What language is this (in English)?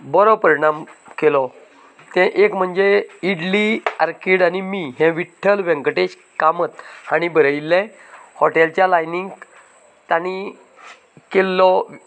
Konkani